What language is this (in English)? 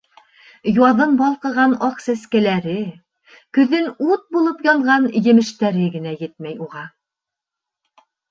Bashkir